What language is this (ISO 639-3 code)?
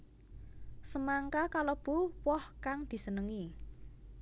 jav